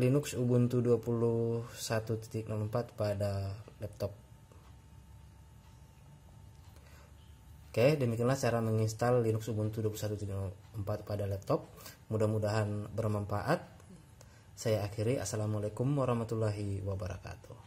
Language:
Indonesian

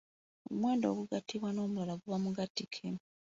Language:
Ganda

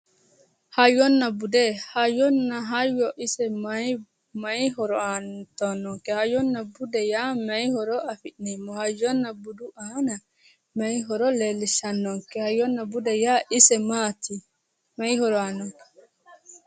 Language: Sidamo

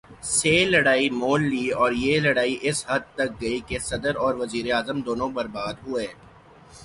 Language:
Urdu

